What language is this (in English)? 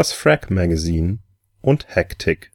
German